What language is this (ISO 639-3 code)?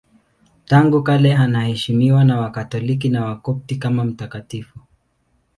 swa